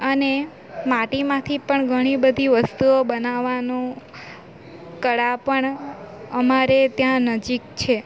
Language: Gujarati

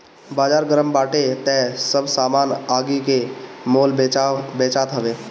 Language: Bhojpuri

